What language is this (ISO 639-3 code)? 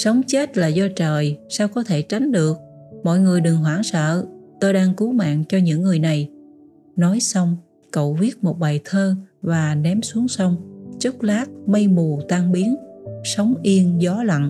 vie